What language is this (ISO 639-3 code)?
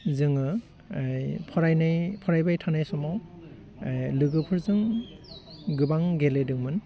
brx